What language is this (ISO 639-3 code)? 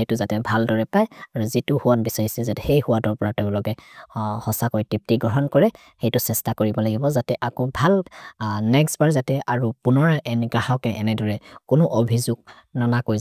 mrr